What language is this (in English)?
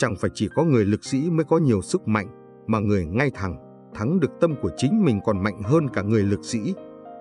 Vietnamese